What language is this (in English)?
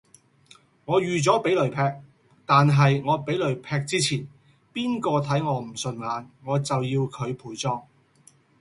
Cantonese